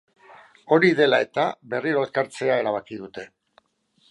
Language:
Basque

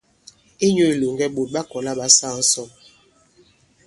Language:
Bankon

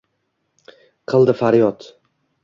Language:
Uzbek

